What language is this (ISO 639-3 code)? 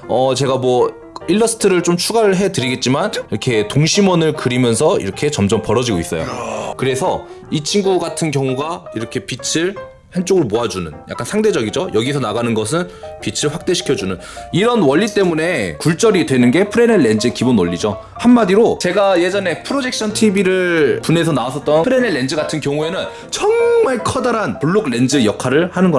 kor